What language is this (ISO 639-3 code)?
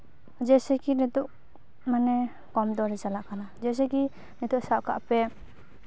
sat